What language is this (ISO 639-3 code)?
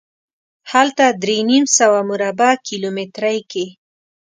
pus